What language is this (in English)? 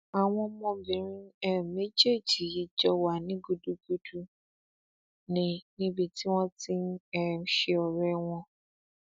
Yoruba